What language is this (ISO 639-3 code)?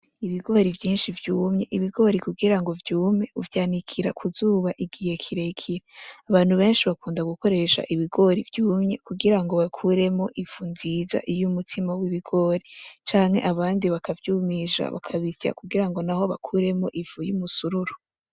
run